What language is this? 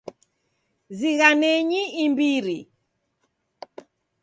Taita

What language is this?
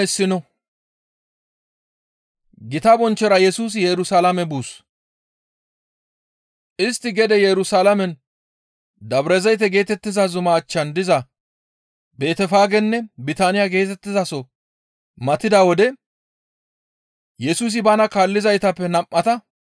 Gamo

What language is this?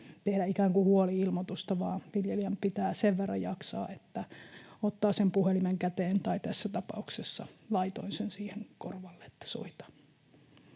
Finnish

